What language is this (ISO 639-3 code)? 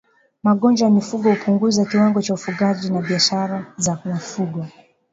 swa